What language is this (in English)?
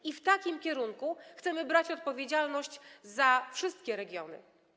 Polish